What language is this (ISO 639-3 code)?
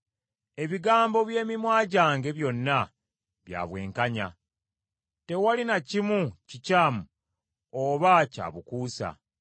lug